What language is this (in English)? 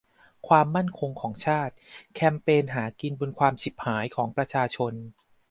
Thai